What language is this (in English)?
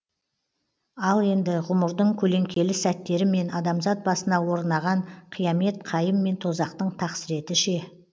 Kazakh